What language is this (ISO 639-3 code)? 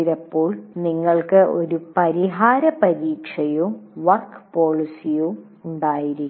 mal